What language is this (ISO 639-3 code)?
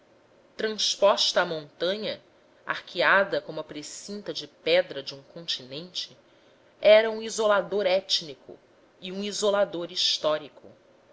por